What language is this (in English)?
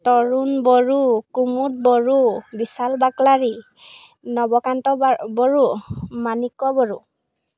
Assamese